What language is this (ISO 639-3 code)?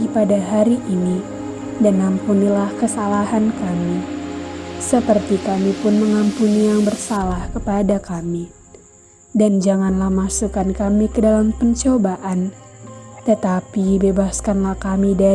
ind